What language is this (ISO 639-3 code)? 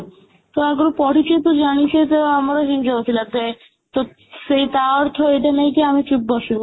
ori